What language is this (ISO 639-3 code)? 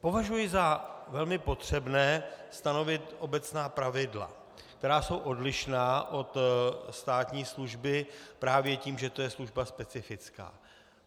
ces